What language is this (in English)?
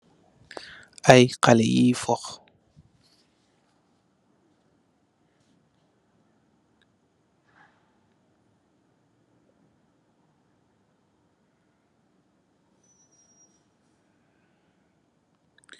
Wolof